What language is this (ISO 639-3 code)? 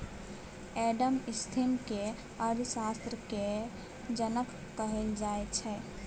mai